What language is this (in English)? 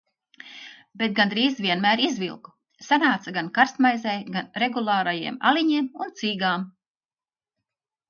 Latvian